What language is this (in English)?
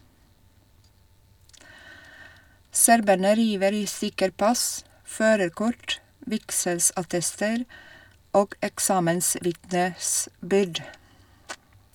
Norwegian